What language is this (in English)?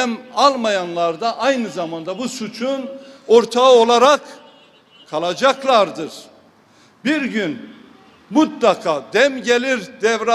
Turkish